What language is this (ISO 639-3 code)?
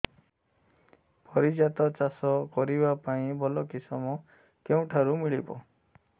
ori